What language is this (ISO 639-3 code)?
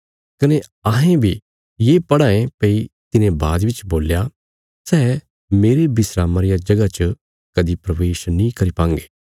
kfs